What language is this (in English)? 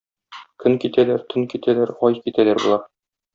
Tatar